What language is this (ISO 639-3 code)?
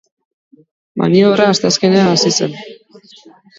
eus